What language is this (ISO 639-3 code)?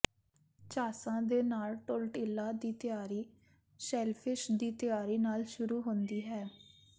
pan